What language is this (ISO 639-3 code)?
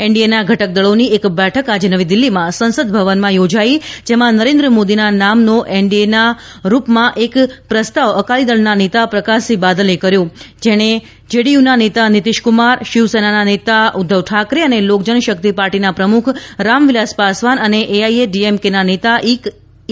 guj